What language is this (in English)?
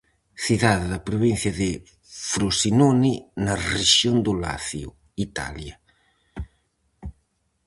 Galician